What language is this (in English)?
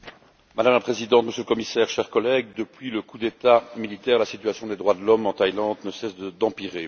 French